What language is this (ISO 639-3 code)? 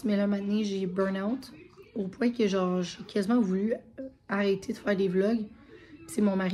fra